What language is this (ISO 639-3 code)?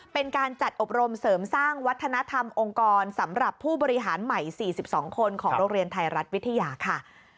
tha